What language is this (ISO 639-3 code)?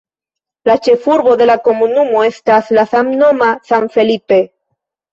epo